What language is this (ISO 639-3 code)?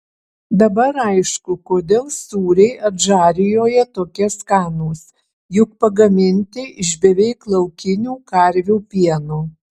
lit